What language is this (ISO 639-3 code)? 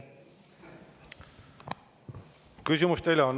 est